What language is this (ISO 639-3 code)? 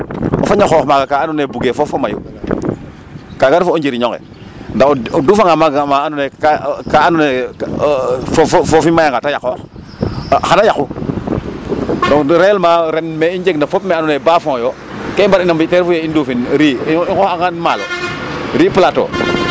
srr